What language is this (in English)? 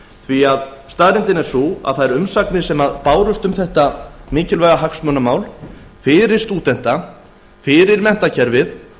Icelandic